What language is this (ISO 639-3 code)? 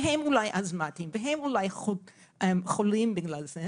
heb